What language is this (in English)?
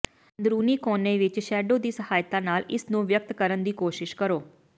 Punjabi